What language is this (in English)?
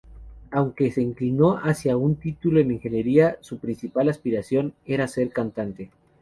Spanish